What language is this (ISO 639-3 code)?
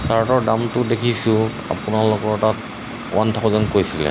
asm